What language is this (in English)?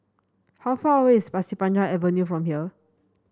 English